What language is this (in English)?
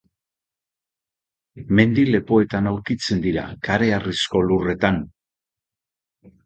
Basque